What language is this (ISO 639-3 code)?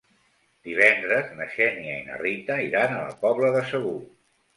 cat